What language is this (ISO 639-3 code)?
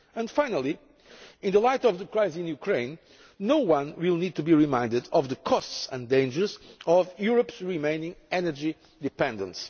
eng